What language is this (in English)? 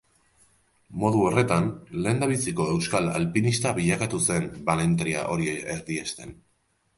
Basque